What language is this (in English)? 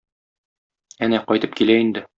Tatar